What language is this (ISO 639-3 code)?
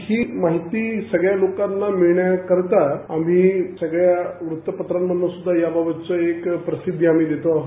mar